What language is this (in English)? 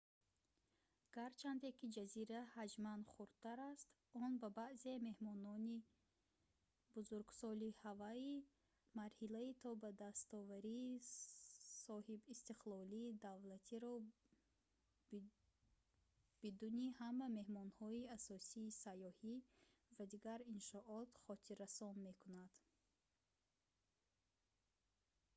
Tajik